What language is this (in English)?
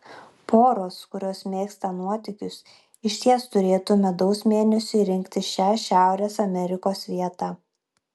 Lithuanian